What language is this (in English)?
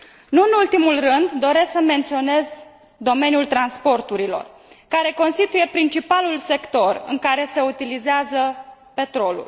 Romanian